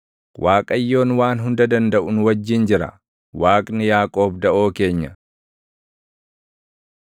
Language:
Oromo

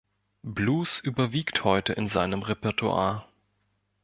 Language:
German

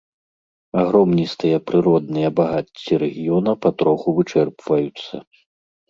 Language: Belarusian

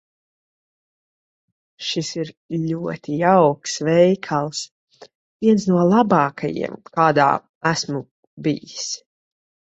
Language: Latvian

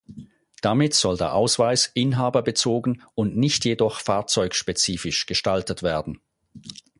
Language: German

